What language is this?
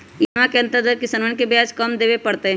Magahi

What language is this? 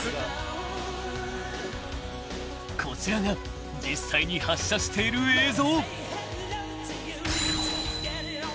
Japanese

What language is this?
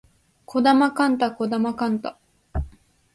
Japanese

